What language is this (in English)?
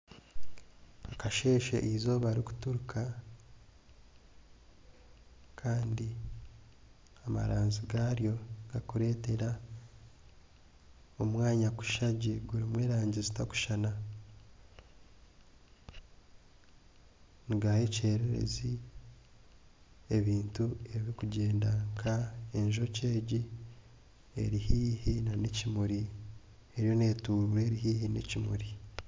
Nyankole